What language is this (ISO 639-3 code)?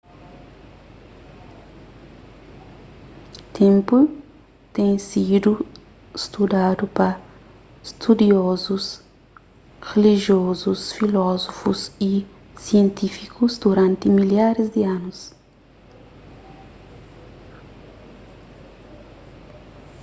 kea